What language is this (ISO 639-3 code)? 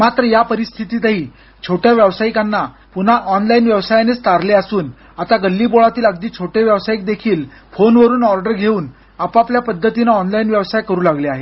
mar